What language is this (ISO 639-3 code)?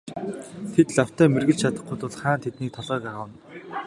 mon